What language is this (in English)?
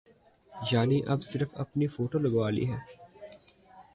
Urdu